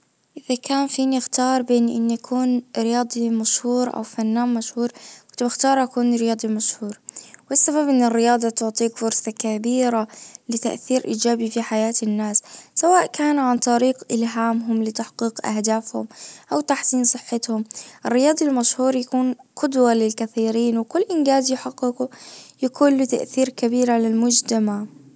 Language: Najdi Arabic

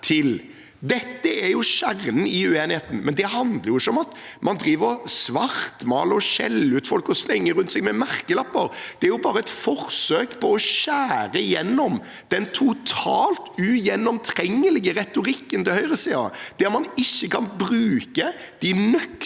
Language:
Norwegian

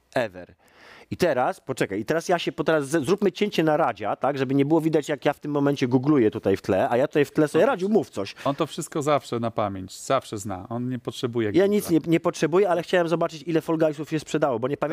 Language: Polish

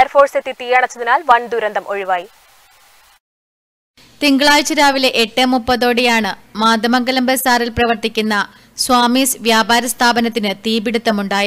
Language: English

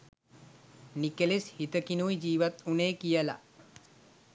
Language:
Sinhala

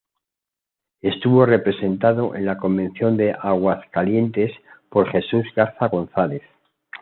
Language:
Spanish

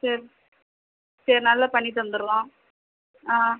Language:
Tamil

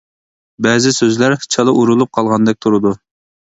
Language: Uyghur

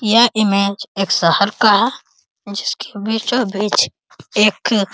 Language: Hindi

